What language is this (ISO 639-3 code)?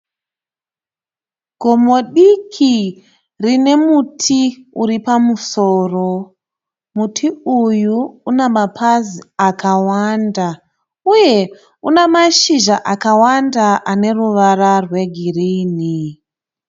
sna